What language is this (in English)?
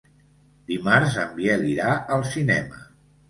Catalan